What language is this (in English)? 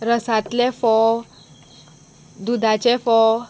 Konkani